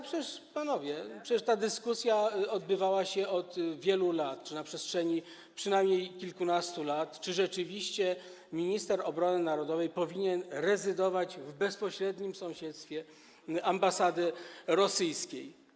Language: Polish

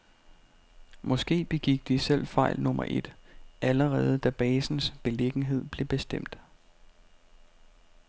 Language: Danish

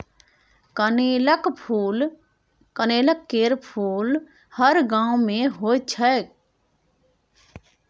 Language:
Maithili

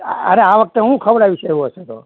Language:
Gujarati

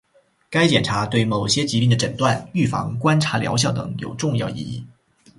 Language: Chinese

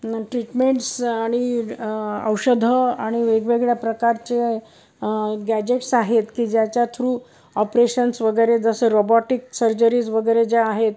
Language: Marathi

